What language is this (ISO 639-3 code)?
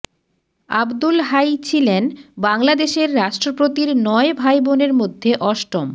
ben